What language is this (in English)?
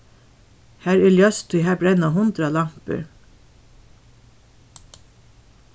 Faroese